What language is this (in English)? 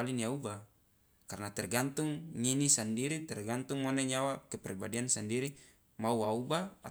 Loloda